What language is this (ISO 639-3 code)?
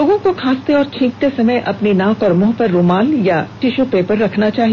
hin